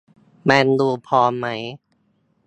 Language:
Thai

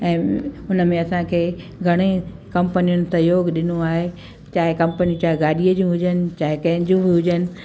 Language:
Sindhi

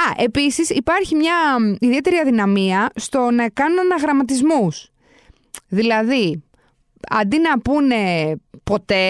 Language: Greek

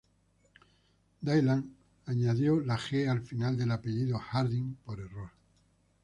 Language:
Spanish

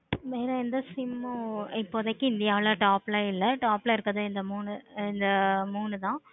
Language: Tamil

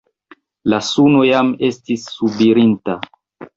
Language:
Esperanto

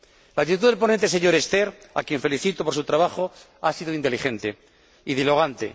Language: Spanish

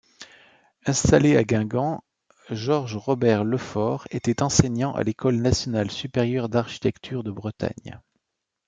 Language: French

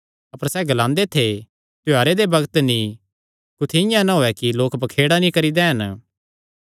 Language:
Kangri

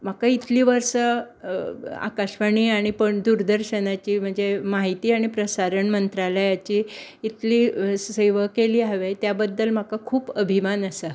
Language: Konkani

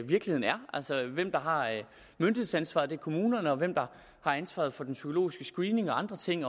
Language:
Danish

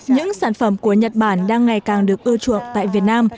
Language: Vietnamese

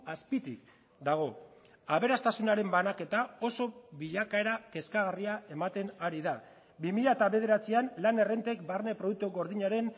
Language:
Basque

